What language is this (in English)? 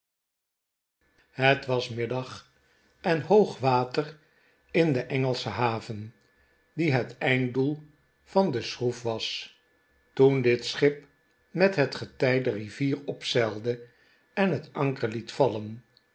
Dutch